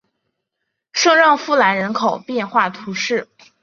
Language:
Chinese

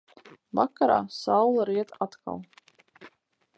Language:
Latvian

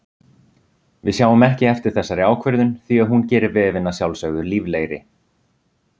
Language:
Icelandic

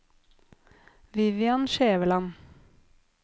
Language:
Norwegian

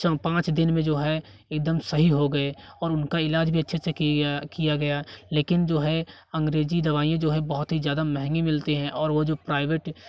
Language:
Hindi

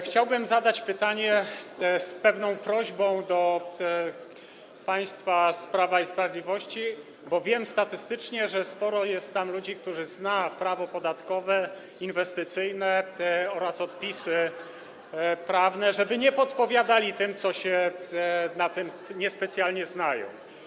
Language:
Polish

